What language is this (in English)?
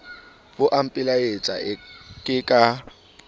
Southern Sotho